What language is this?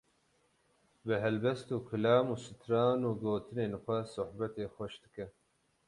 Kurdish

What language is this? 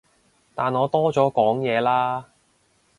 Cantonese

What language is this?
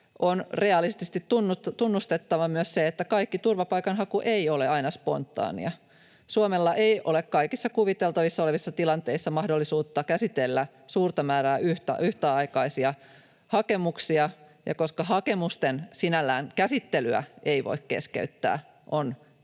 Finnish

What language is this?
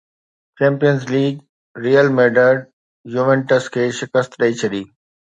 Sindhi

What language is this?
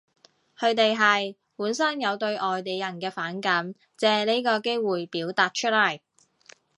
Cantonese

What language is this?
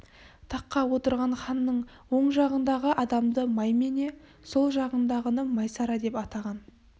Kazakh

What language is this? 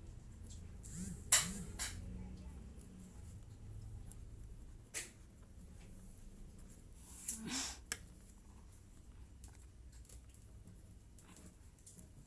Indonesian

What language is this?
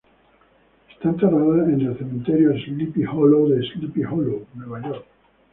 Spanish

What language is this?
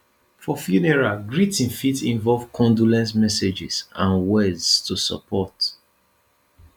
Nigerian Pidgin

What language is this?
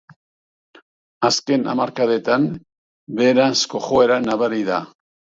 Basque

